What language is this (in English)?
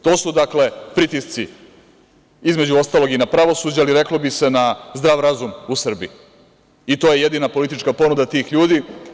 Serbian